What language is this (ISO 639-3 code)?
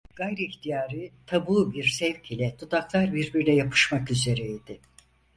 tur